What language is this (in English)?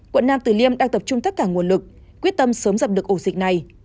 Vietnamese